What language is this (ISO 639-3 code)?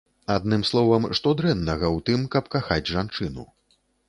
bel